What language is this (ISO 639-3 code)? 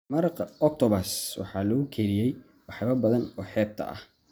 som